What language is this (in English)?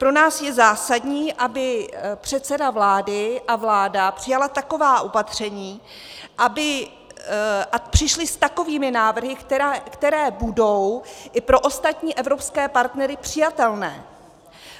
Czech